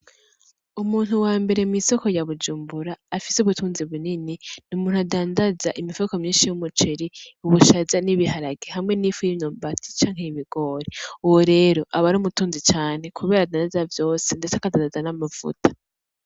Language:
Rundi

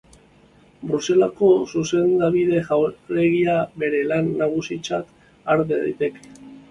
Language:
Basque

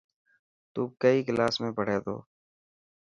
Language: Dhatki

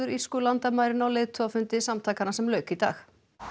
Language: Icelandic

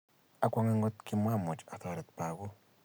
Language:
Kalenjin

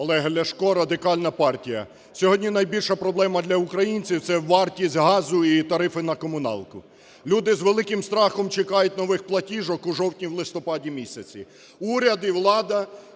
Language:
Ukrainian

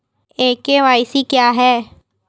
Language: Hindi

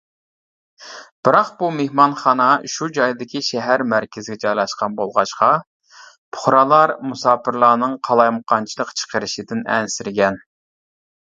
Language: Uyghur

